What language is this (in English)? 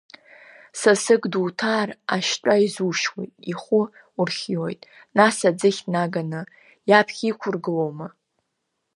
Abkhazian